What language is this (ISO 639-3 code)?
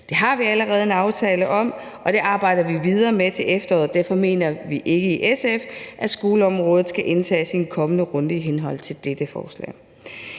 dan